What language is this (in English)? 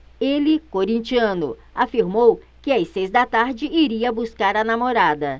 Portuguese